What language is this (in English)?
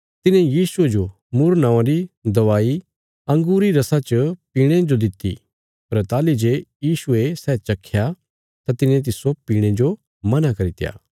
Bilaspuri